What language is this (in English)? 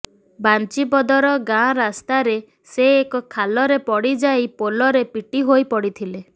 Odia